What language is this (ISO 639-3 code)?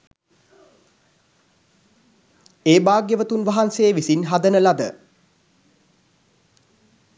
sin